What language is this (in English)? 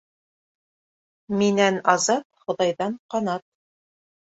Bashkir